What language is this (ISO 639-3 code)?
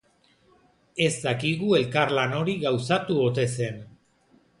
eus